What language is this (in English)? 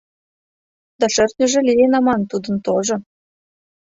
Mari